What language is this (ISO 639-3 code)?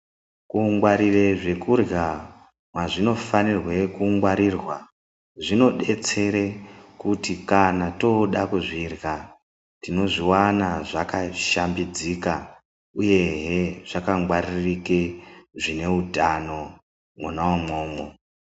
ndc